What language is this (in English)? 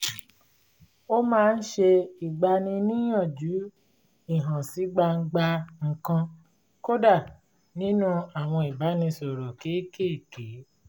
Yoruba